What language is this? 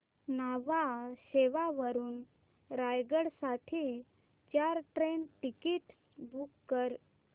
Marathi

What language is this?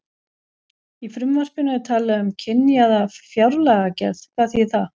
Icelandic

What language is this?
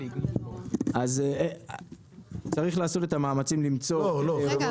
Hebrew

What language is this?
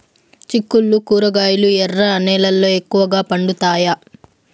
Telugu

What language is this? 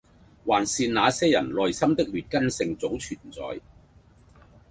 Cantonese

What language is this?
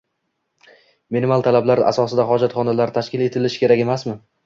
Uzbek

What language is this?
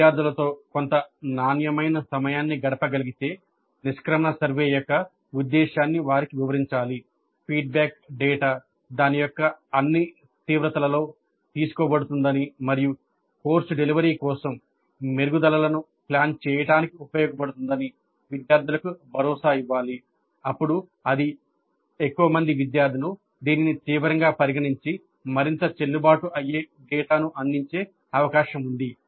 Telugu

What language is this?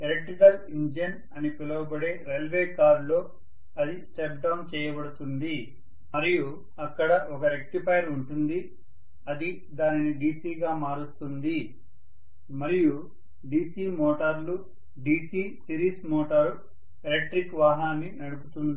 Telugu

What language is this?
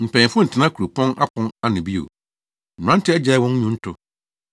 Akan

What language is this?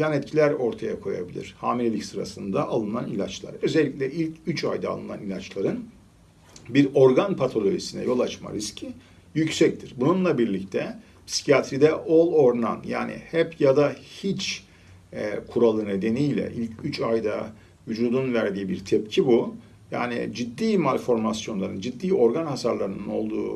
Turkish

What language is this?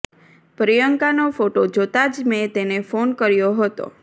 Gujarati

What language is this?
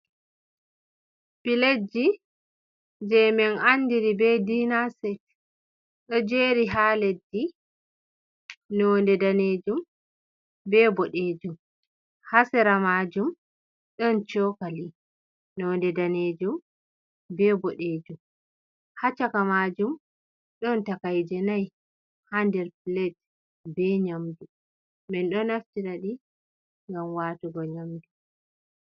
Fula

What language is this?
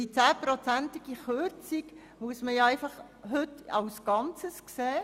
Swiss German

